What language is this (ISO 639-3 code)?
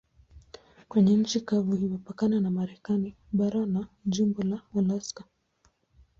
swa